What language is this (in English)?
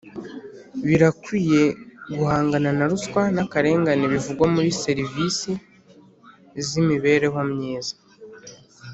Kinyarwanda